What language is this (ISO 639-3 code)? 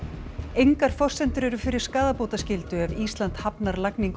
isl